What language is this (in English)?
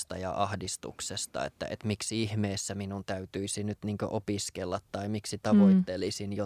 Finnish